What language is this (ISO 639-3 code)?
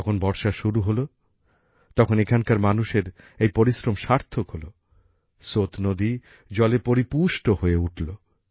ben